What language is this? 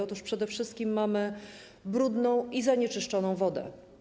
Polish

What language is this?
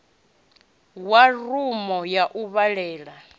Venda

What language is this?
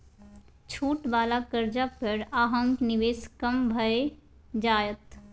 Maithili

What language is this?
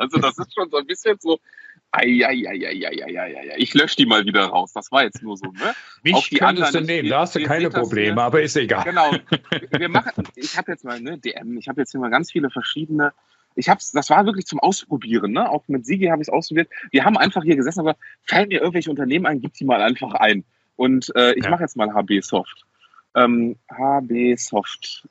German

